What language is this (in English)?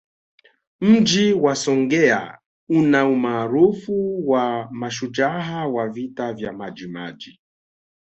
Swahili